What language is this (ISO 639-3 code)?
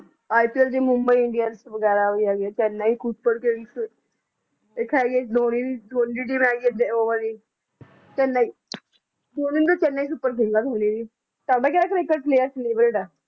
pan